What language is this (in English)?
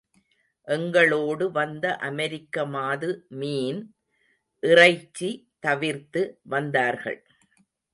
Tamil